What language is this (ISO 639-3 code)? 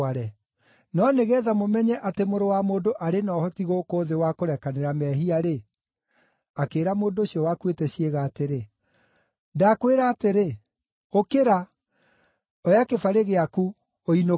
kik